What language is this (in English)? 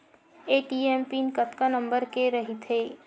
Chhattisgarhi